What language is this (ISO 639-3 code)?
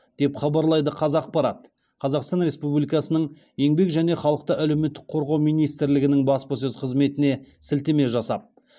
kaz